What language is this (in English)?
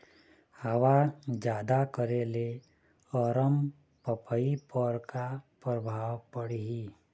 Chhattisgarhi